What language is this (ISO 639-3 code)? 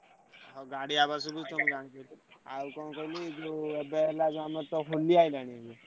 ori